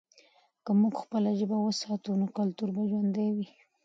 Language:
Pashto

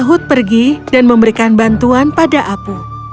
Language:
Indonesian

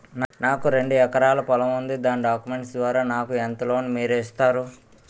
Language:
Telugu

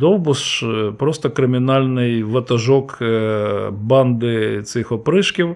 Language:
Ukrainian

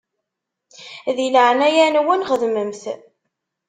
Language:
Kabyle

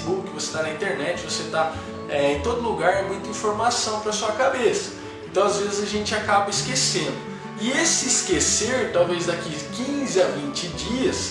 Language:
Portuguese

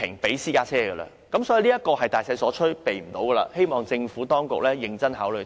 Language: Cantonese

